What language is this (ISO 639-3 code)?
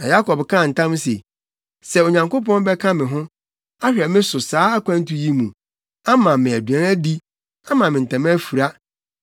aka